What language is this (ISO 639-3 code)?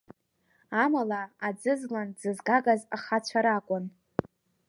abk